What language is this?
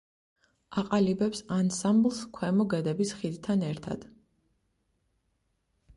Georgian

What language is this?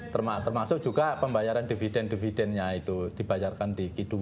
Indonesian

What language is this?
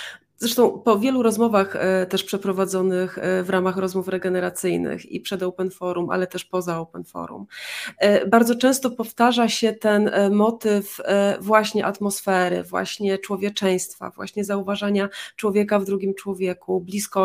Polish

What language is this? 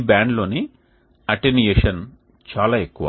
Telugu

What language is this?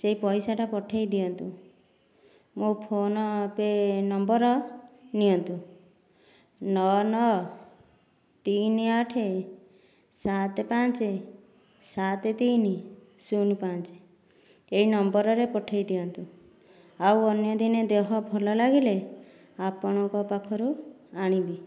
Odia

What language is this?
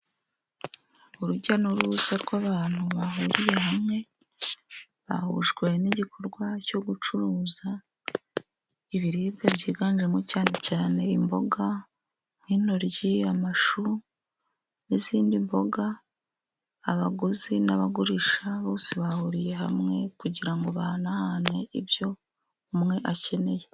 Kinyarwanda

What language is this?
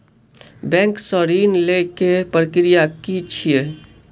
Maithili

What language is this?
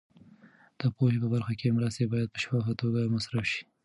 Pashto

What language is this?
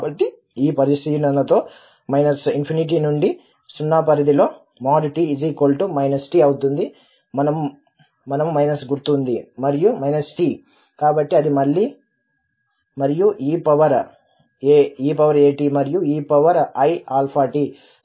Telugu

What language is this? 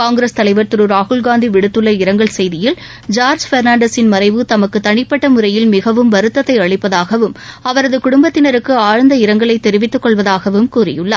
Tamil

